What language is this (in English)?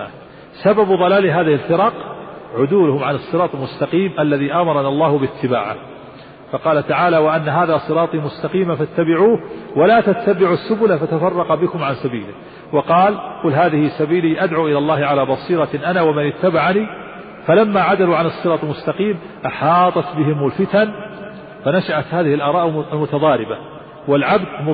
Arabic